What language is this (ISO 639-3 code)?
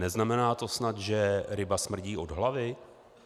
ces